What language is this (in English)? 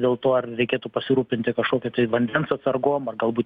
Lithuanian